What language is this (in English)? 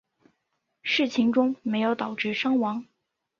Chinese